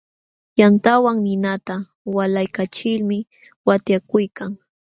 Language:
Jauja Wanca Quechua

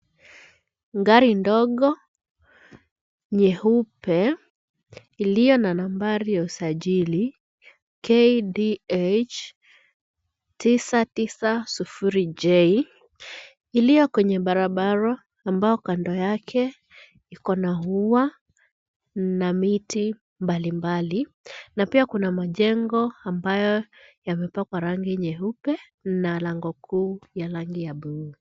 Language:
Swahili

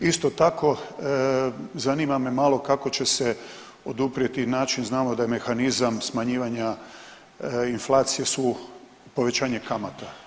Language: Croatian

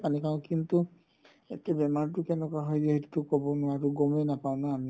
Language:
Assamese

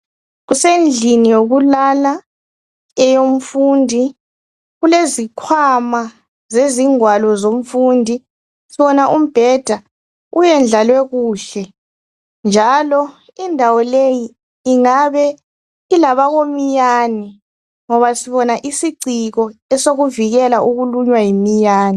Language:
North Ndebele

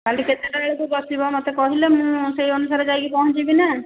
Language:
Odia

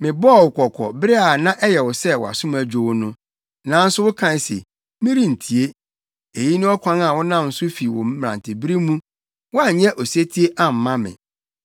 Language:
Akan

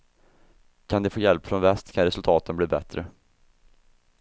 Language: Swedish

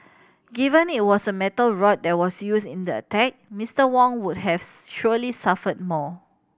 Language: English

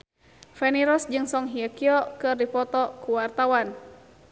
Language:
Sundanese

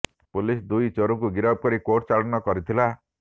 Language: Odia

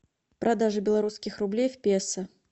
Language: Russian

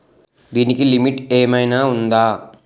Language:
Telugu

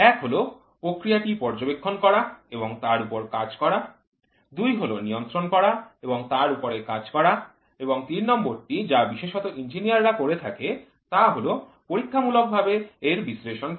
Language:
Bangla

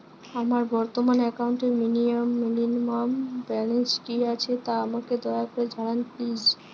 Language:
Bangla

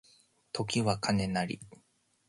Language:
Japanese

